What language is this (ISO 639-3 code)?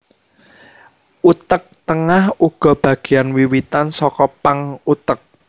jav